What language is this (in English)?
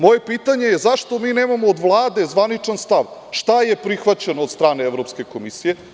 Serbian